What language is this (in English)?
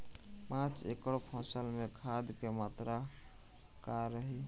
Bhojpuri